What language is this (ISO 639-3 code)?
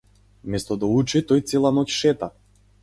mkd